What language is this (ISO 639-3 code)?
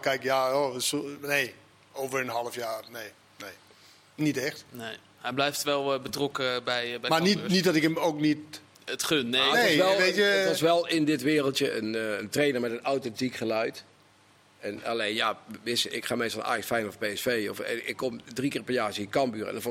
nld